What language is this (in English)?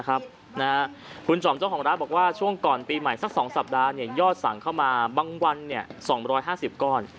Thai